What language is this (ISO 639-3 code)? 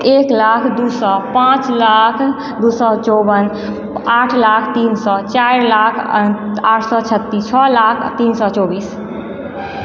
mai